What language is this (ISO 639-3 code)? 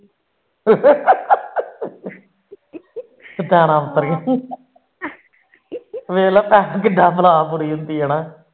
pan